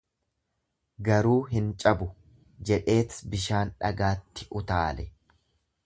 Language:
Oromo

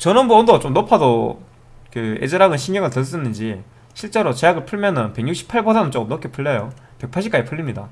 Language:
Korean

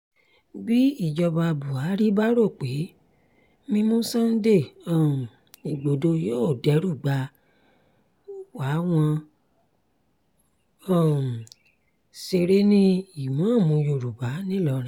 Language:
Yoruba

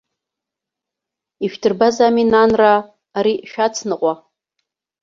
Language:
Abkhazian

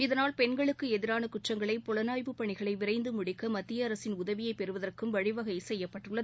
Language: Tamil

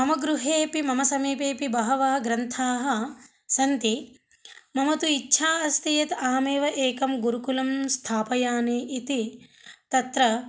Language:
Sanskrit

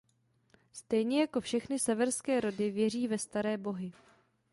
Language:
Czech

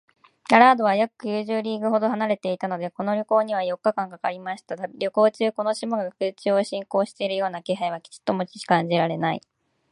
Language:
Japanese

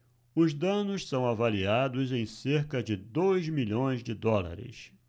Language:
Portuguese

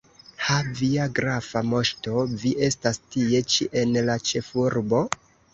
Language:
Esperanto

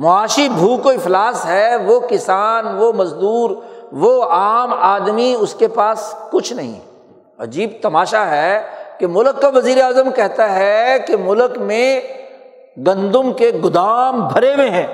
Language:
Urdu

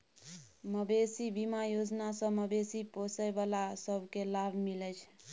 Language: Maithili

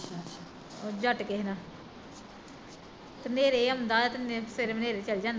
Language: Punjabi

